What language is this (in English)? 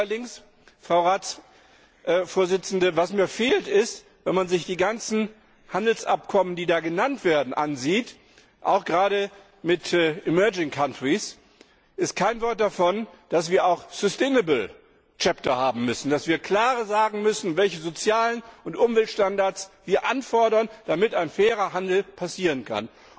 German